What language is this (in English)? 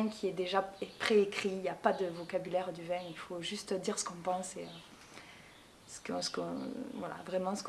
French